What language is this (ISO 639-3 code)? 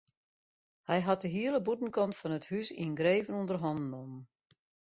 fry